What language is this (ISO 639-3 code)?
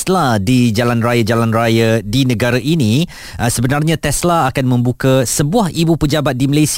msa